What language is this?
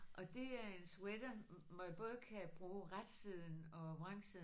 Danish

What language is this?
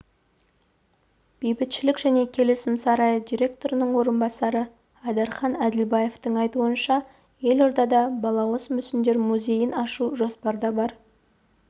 Kazakh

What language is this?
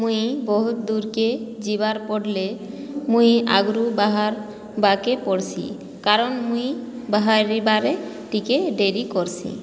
Odia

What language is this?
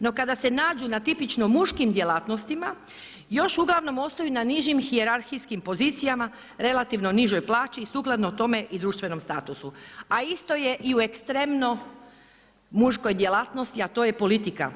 Croatian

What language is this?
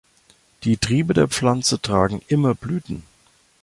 German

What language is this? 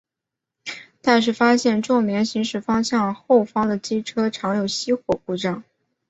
Chinese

